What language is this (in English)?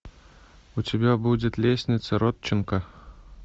Russian